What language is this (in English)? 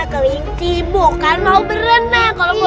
Indonesian